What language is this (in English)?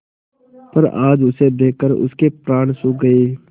Hindi